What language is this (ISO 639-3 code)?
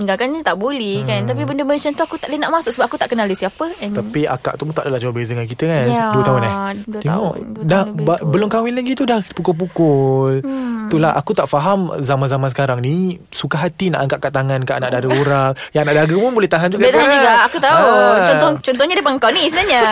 msa